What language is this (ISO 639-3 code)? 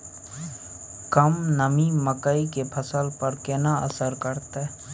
mai